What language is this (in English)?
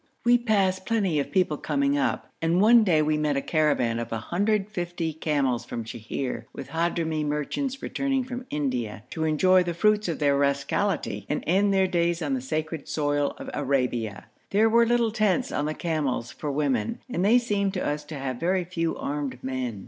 English